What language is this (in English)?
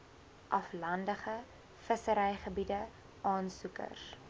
Afrikaans